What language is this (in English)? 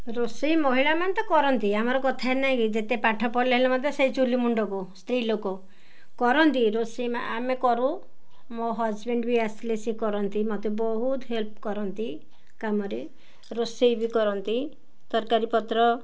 Odia